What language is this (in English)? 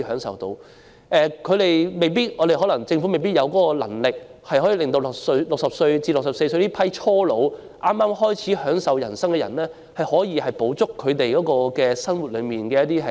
Cantonese